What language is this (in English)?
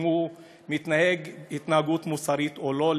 Hebrew